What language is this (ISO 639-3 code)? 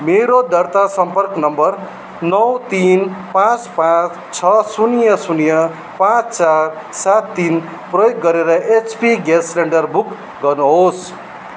nep